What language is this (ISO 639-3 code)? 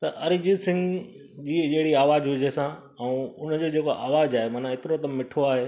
snd